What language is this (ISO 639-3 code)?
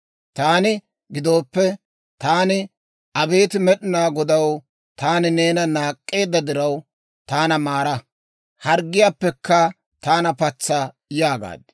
dwr